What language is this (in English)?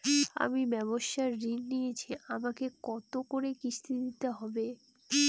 Bangla